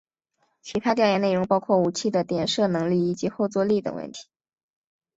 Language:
Chinese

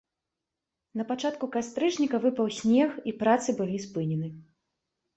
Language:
Belarusian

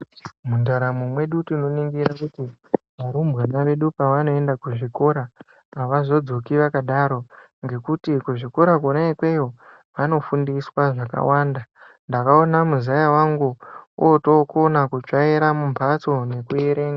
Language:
Ndau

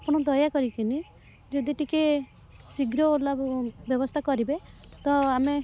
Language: Odia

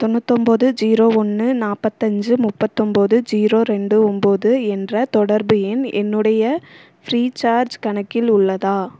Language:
Tamil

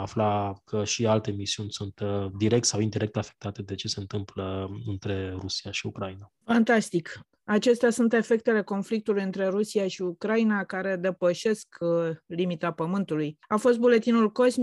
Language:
Romanian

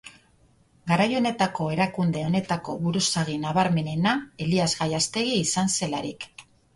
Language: Basque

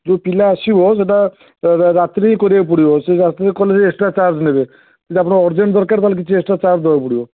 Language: Odia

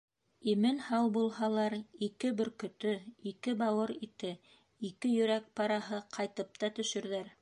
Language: Bashkir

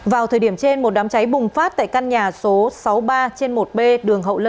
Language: Vietnamese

